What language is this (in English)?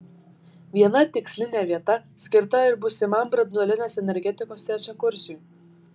Lithuanian